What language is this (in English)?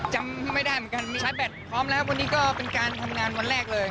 Thai